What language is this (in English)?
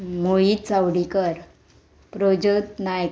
Konkani